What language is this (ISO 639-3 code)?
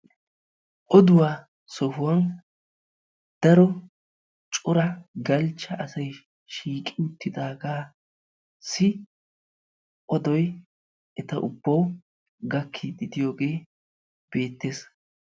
wal